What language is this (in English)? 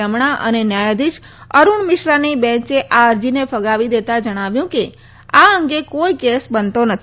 Gujarati